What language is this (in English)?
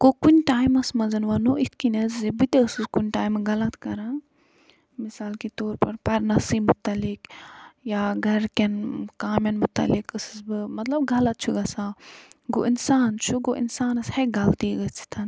Kashmiri